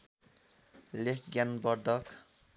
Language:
Nepali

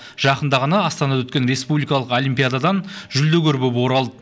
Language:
Kazakh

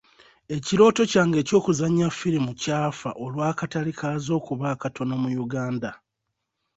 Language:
Ganda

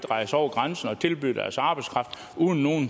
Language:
Danish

